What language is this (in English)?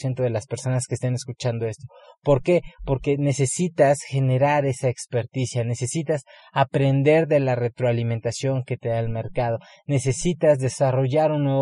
Spanish